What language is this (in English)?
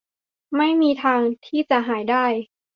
Thai